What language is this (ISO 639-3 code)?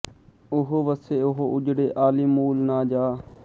pan